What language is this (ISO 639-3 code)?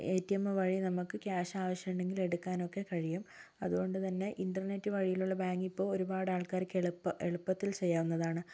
mal